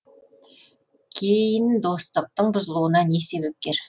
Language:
Kazakh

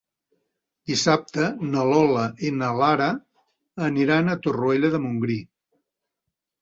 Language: Catalan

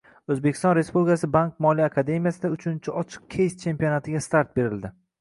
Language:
Uzbek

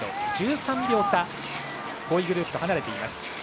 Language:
Japanese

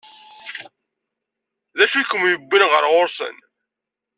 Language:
Kabyle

